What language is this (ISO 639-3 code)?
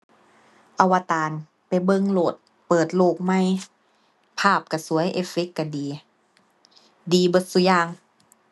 tha